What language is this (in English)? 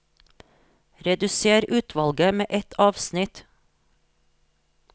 Norwegian